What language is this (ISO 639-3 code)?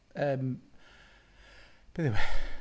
cym